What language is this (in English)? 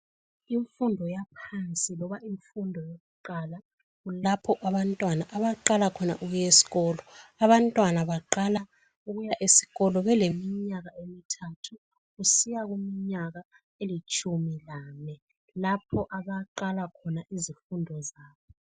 North Ndebele